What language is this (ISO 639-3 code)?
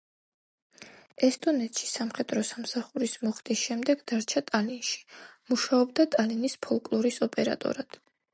kat